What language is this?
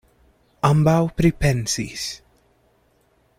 Esperanto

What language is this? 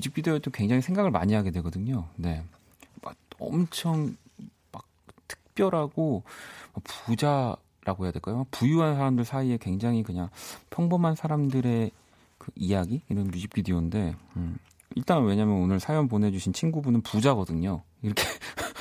Korean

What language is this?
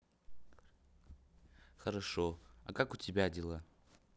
Russian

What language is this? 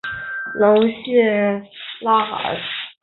Chinese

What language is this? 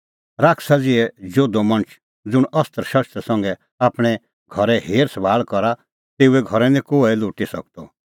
Kullu Pahari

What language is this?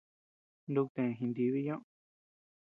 Tepeuxila Cuicatec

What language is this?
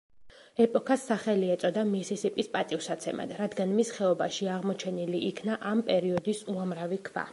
Georgian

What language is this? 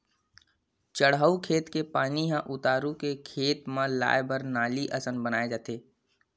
Chhattisgarhi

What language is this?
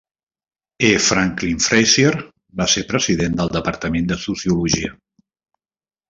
Catalan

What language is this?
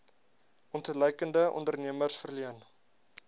Afrikaans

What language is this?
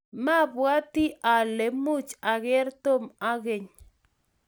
Kalenjin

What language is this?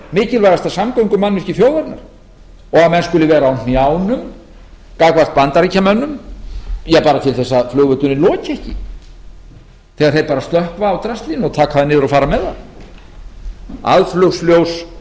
Icelandic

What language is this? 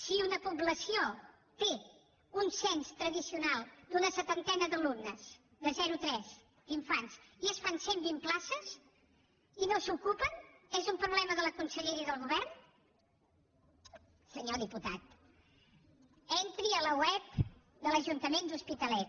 Catalan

